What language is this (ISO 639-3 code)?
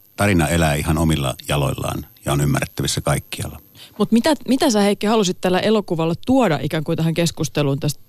fin